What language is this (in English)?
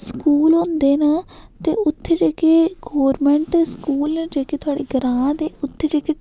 Dogri